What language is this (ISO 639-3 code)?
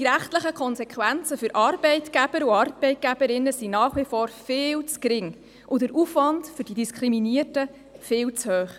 gsw